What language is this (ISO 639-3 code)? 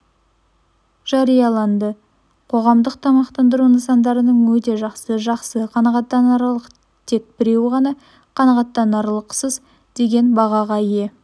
kaz